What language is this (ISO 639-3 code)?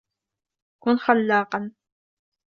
ara